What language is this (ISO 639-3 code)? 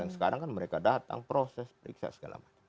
ind